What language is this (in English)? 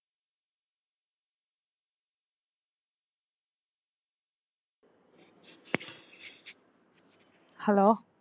Tamil